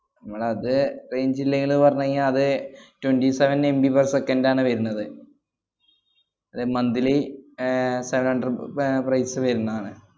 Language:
Malayalam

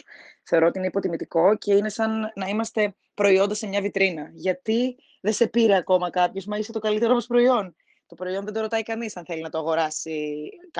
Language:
Greek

